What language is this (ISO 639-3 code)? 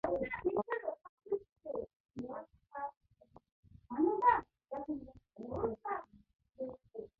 mon